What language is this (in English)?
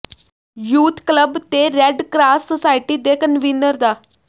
Punjabi